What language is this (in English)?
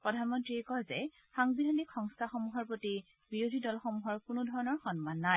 Assamese